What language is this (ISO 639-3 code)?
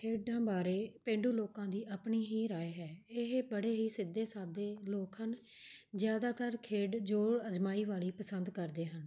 pan